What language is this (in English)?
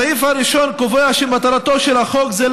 Hebrew